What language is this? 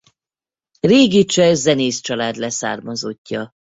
Hungarian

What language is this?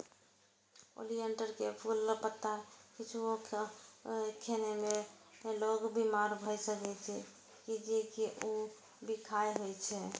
Maithili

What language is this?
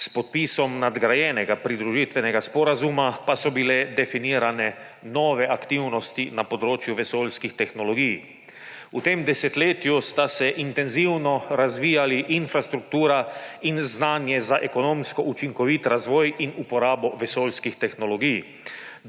Slovenian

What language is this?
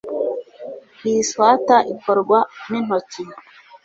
Kinyarwanda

